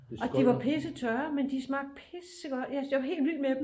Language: Danish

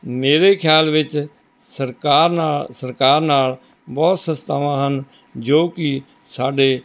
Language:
Punjabi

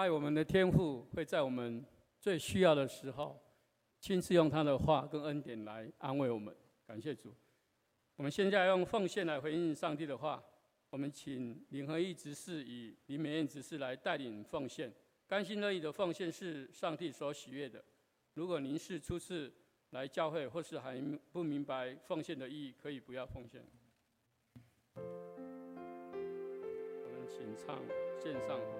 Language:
Chinese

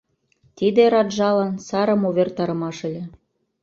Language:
Mari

